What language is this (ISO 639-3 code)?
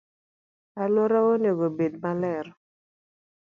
luo